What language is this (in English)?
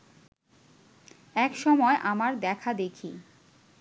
Bangla